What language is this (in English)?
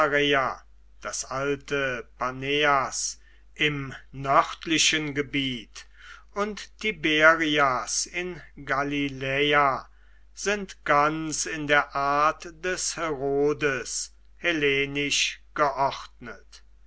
German